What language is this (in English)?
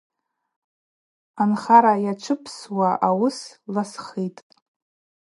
Abaza